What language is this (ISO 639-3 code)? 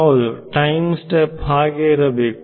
kan